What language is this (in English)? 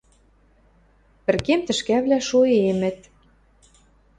Western Mari